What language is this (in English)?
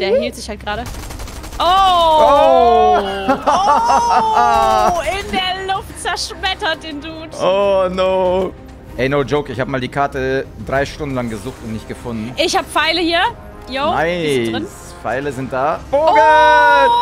German